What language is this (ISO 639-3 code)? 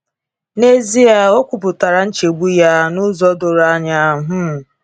ibo